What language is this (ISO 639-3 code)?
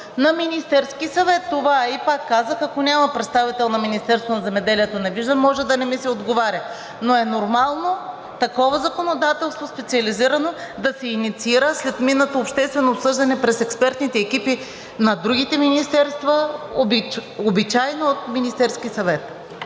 bul